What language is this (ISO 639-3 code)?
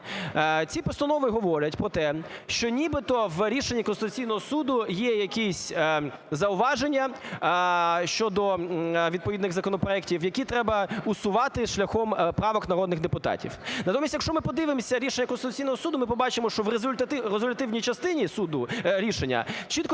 ukr